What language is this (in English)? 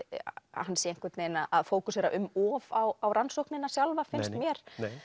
Icelandic